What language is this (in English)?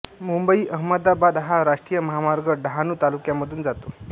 Marathi